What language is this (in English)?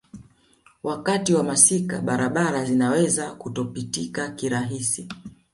Swahili